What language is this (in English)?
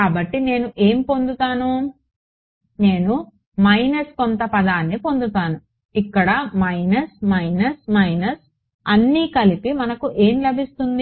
Telugu